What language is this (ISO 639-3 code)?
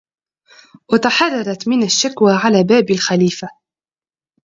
ara